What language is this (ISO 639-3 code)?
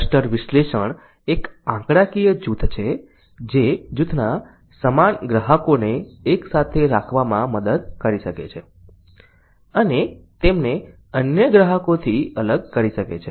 guj